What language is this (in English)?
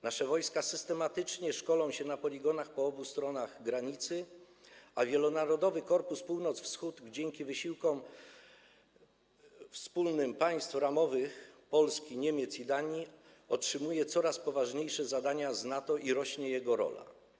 Polish